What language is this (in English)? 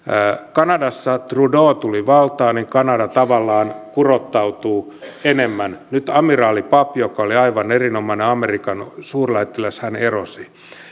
Finnish